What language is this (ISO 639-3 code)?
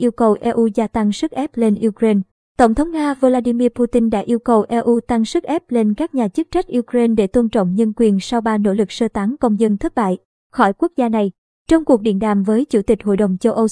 vie